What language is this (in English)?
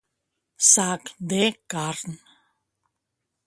Catalan